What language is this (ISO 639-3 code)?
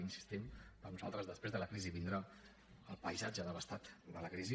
cat